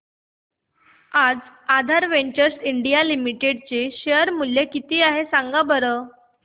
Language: Marathi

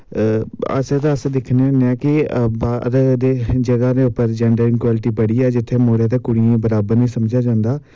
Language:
Dogri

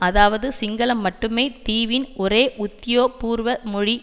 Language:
Tamil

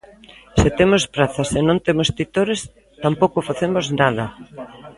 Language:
Galician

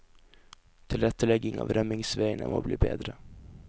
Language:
Norwegian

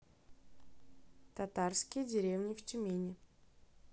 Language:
Russian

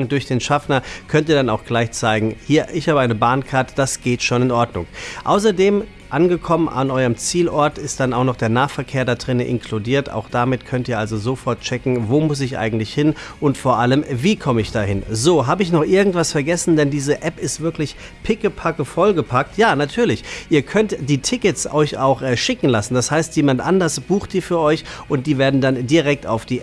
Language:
German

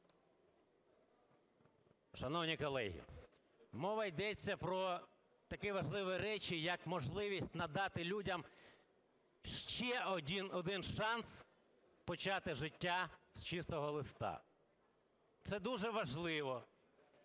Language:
Ukrainian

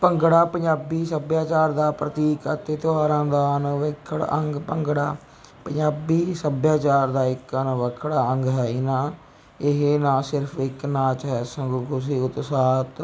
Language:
Punjabi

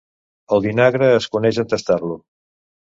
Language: Catalan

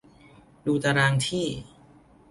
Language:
Thai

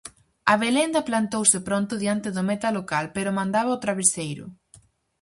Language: Galician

